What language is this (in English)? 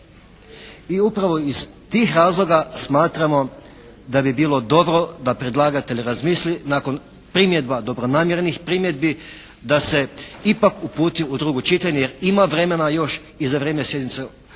Croatian